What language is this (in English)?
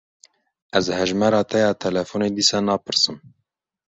Kurdish